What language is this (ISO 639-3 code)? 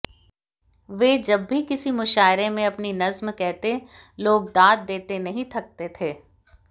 hin